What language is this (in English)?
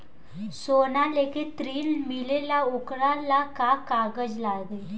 Bhojpuri